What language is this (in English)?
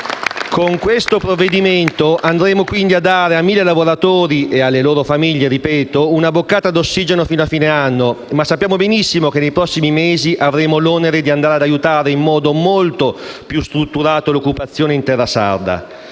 Italian